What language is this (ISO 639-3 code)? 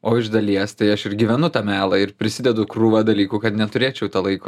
lit